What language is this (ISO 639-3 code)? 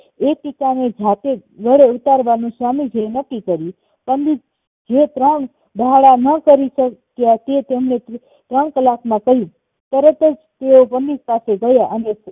guj